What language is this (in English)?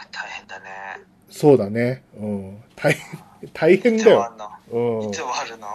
Japanese